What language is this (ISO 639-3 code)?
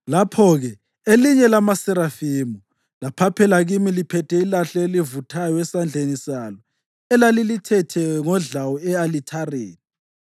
nde